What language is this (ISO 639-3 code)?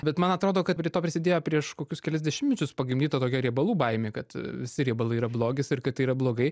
lit